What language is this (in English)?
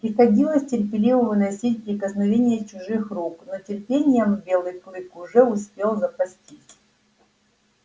Russian